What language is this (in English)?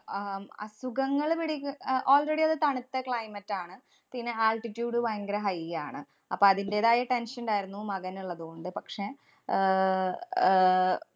Malayalam